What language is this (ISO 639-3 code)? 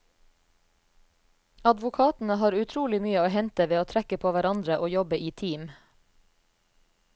nor